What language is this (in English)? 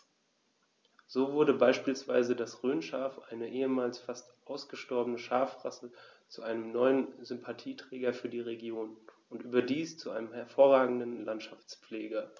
German